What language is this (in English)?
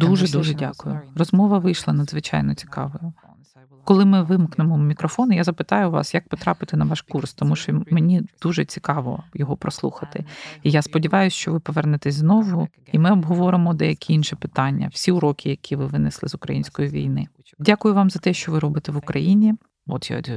Ukrainian